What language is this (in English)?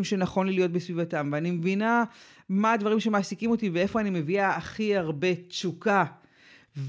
Hebrew